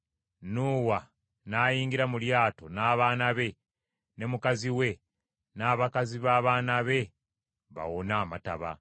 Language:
Ganda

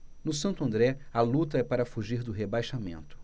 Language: Portuguese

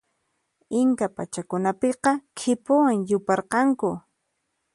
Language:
Puno Quechua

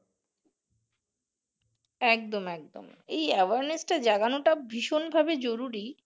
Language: Bangla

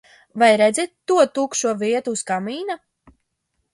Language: Latvian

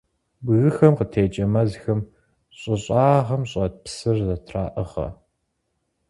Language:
Kabardian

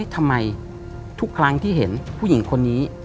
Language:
Thai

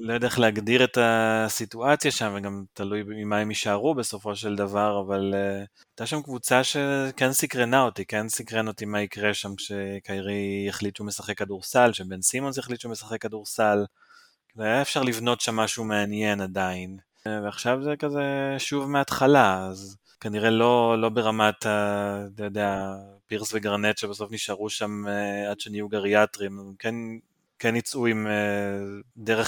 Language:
Hebrew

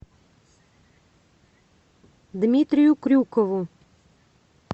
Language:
Russian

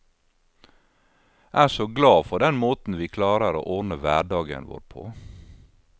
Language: Norwegian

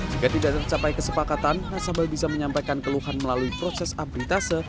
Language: Indonesian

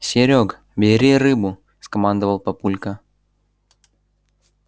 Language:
Russian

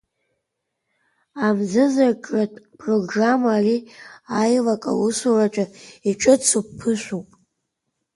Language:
Abkhazian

